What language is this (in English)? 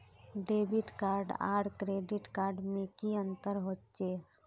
Magahi